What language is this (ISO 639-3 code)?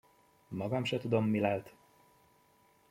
hun